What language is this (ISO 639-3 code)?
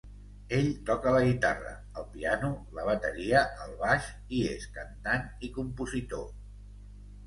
cat